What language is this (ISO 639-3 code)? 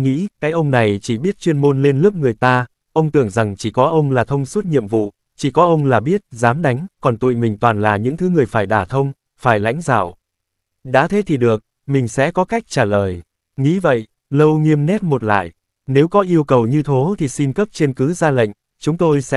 vie